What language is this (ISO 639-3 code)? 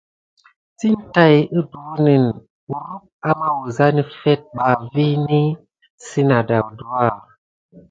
gid